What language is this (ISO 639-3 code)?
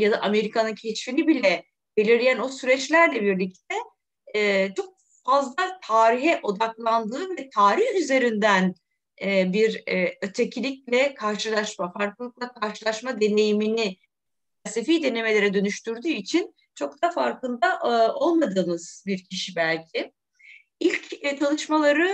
tur